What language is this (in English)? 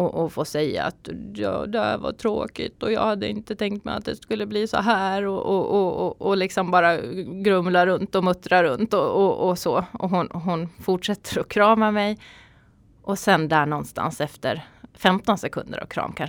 Swedish